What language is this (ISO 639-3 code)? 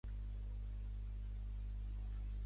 cat